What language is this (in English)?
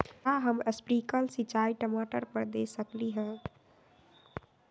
Magahi